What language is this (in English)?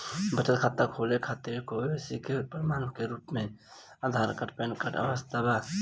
Bhojpuri